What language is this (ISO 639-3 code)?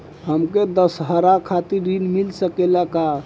bho